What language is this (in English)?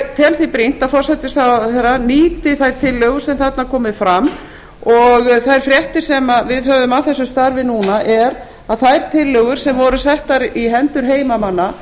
Icelandic